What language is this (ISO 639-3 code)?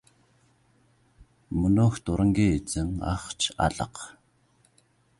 mon